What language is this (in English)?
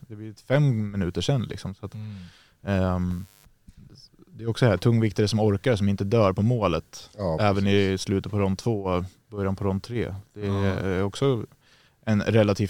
Swedish